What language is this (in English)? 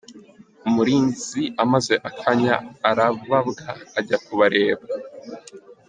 Kinyarwanda